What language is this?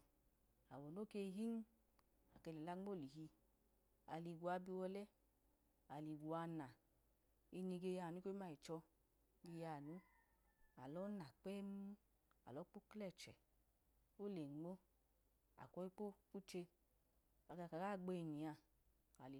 Idoma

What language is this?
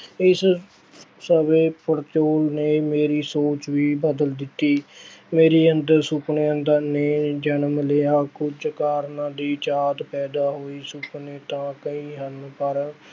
Punjabi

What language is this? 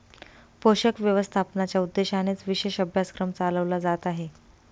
Marathi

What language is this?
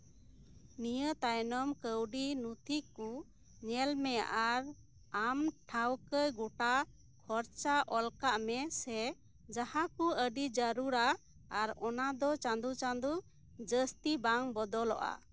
Santali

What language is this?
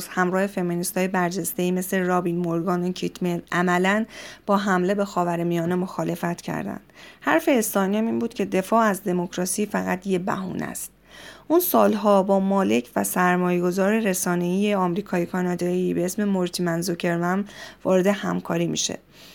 Persian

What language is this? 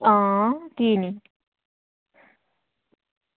Dogri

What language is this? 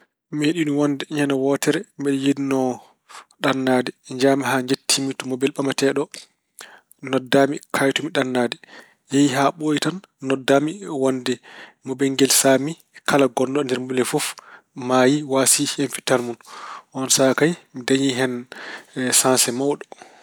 Fula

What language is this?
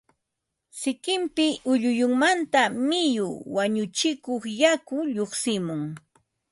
Ambo-Pasco Quechua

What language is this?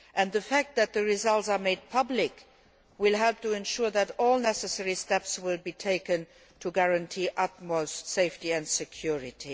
English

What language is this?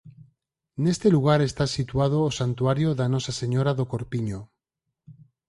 Galician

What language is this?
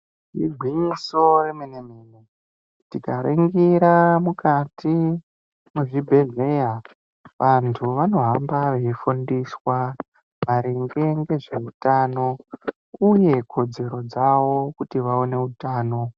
Ndau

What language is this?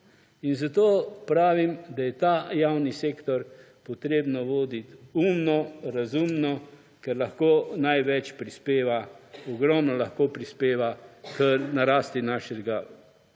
Slovenian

